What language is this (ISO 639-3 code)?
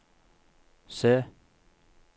nor